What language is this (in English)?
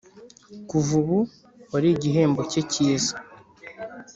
Kinyarwanda